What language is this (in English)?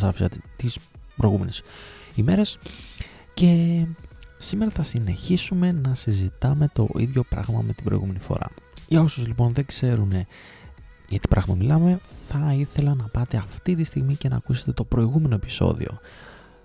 Greek